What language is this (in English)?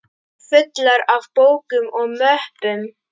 Icelandic